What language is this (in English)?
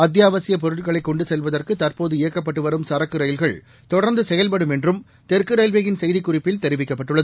Tamil